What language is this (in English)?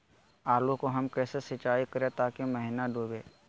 Magahi